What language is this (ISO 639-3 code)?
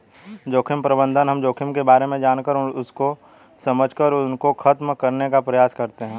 hin